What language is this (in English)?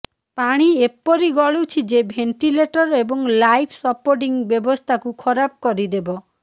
Odia